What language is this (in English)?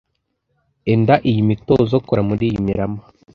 Kinyarwanda